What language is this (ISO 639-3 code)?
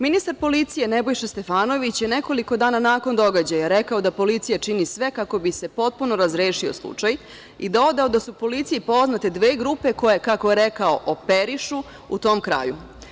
srp